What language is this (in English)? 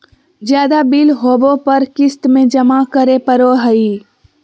Magahi